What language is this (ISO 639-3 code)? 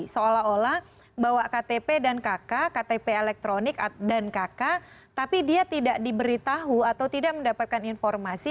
ind